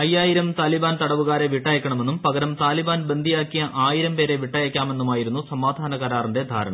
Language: Malayalam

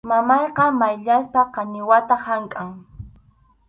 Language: Arequipa-La Unión Quechua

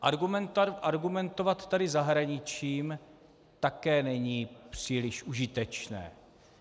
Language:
Czech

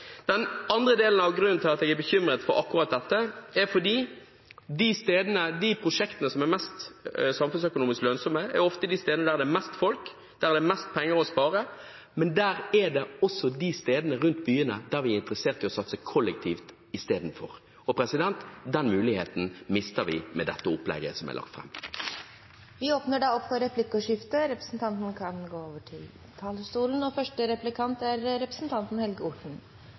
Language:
Norwegian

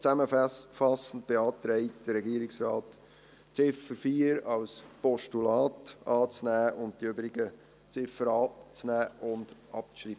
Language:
Swiss German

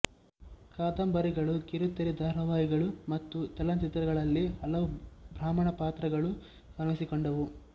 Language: Kannada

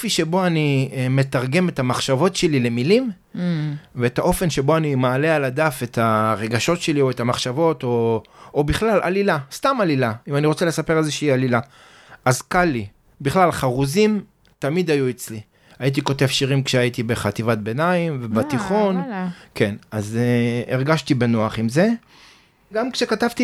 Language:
Hebrew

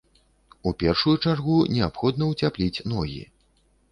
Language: Belarusian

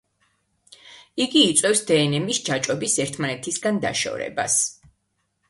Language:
Georgian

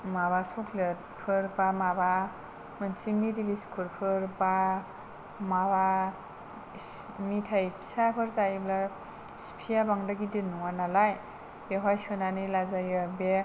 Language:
Bodo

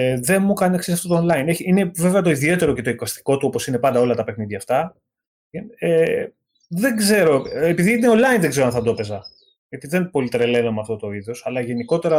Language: Greek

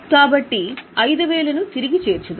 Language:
Telugu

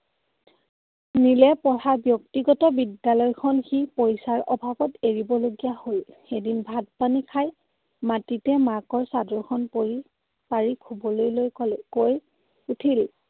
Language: Assamese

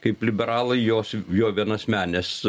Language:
Lithuanian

